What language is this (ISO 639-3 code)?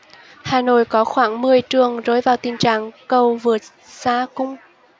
vie